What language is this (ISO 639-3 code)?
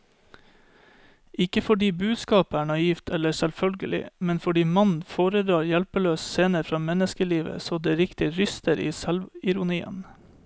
nor